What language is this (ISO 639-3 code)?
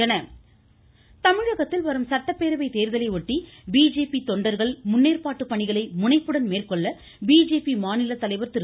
tam